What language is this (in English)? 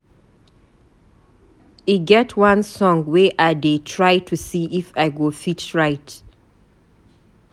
Nigerian Pidgin